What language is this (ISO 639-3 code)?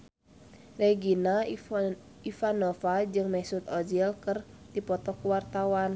sun